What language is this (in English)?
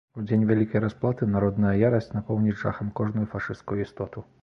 Belarusian